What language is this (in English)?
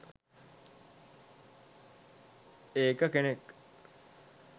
Sinhala